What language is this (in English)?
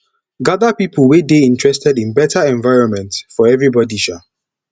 Nigerian Pidgin